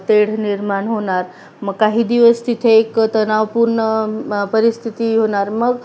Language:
Marathi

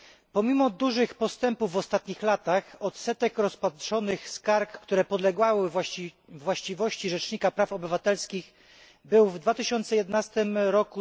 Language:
Polish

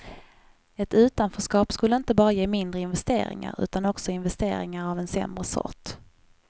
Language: Swedish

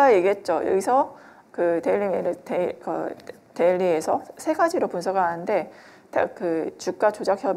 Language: Korean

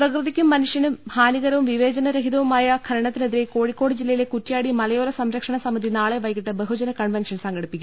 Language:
Malayalam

